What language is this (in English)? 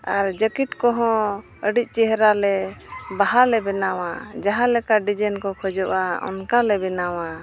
Santali